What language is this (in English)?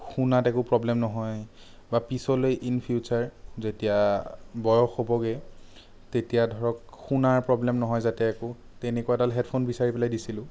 Assamese